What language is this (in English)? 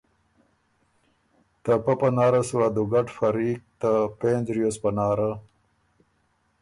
Ormuri